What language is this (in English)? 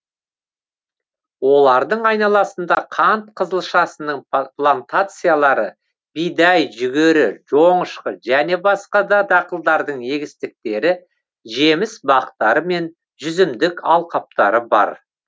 Kazakh